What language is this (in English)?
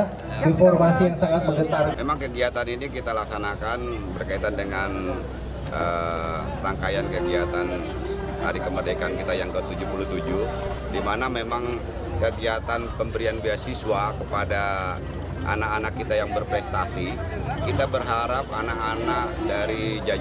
Indonesian